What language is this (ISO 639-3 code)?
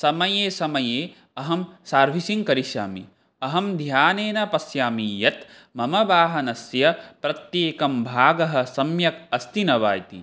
san